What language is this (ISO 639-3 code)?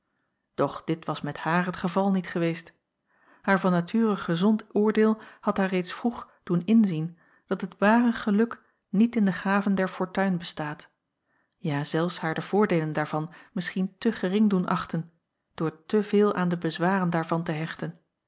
nld